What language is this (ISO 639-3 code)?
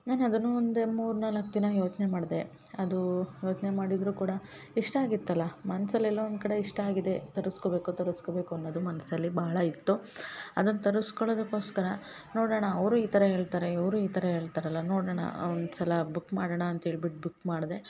kan